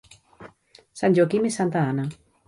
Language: Catalan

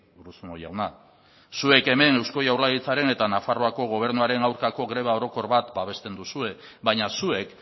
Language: Basque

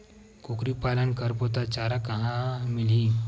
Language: Chhattisgarhi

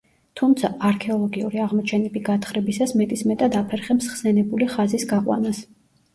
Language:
Georgian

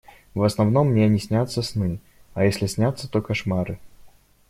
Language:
Russian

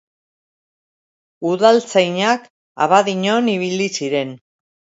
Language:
Basque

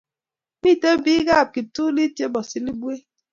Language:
Kalenjin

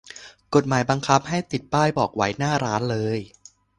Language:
Thai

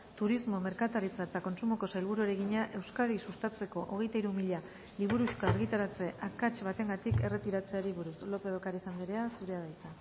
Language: Basque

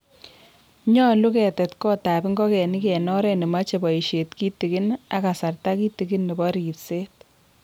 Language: Kalenjin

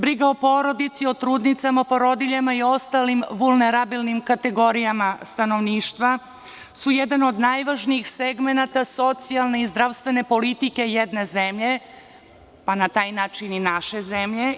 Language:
Serbian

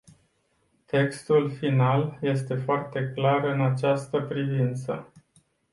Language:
Romanian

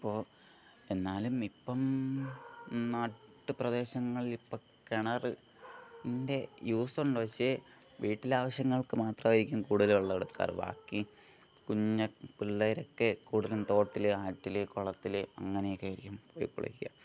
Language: Malayalam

